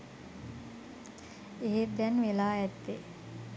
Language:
Sinhala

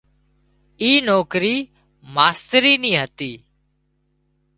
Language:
Wadiyara Koli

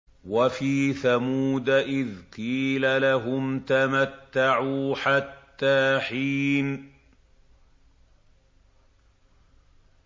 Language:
Arabic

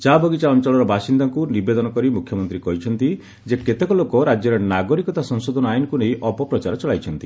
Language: Odia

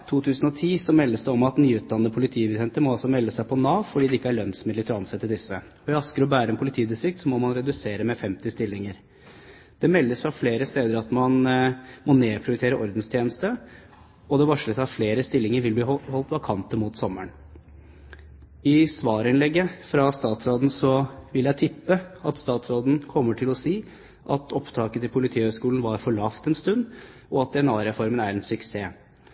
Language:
Norwegian Bokmål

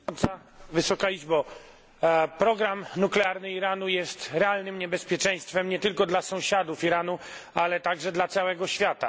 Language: Polish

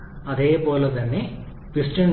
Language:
Malayalam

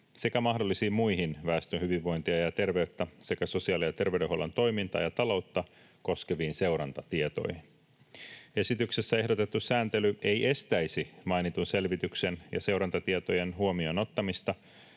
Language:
Finnish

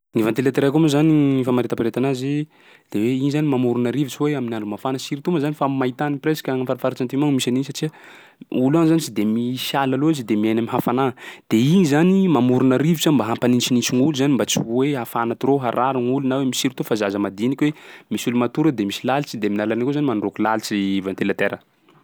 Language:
Sakalava Malagasy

